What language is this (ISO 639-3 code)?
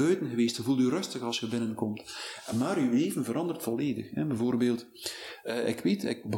nld